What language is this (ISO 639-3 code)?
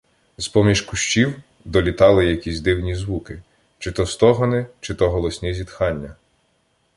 ukr